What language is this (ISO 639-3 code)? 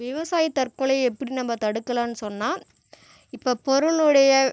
tam